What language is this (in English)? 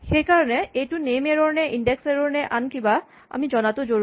Assamese